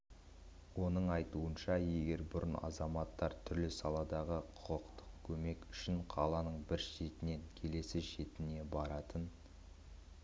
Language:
Kazakh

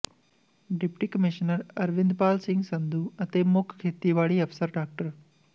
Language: Punjabi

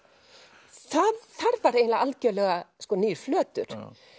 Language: Icelandic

